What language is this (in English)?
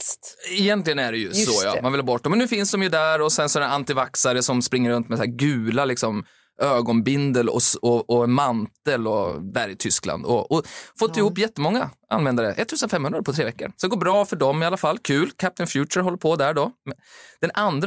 Swedish